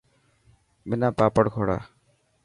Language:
Dhatki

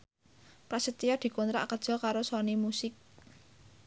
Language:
Javanese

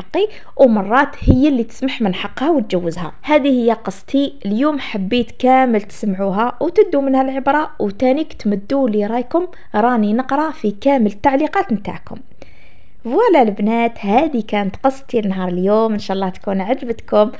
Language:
Arabic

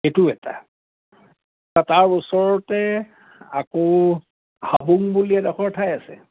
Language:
Assamese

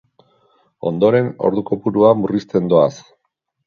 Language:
Basque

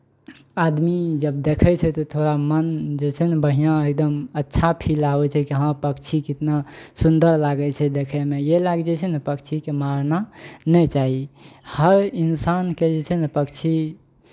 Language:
Maithili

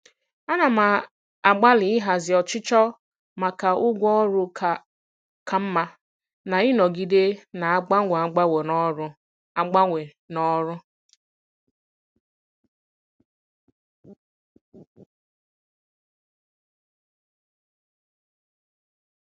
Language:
Igbo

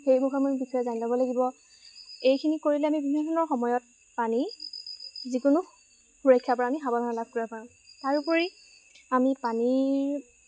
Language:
Assamese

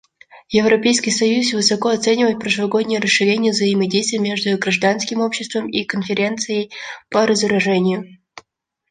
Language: Russian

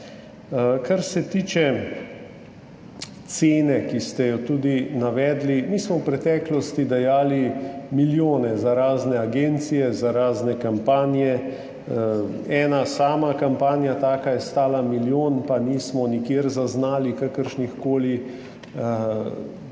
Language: Slovenian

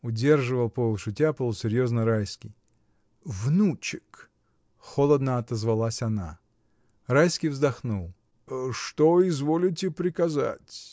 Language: Russian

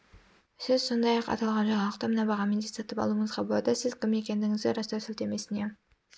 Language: Kazakh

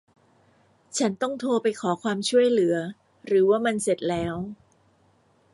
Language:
Thai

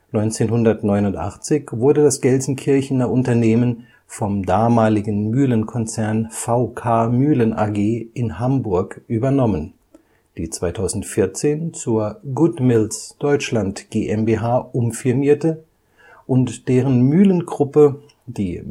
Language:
German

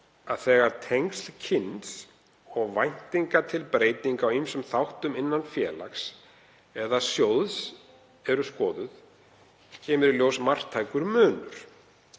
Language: Icelandic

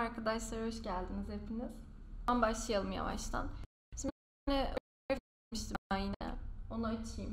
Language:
Turkish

